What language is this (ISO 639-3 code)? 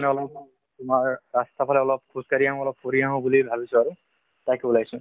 asm